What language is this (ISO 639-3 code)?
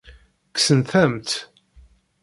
kab